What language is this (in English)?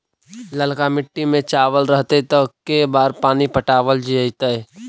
Magahi